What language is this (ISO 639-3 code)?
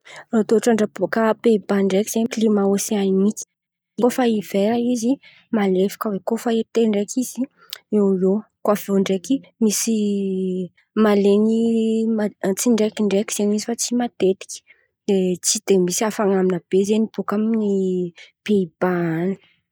xmv